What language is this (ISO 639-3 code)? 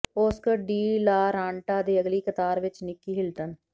pan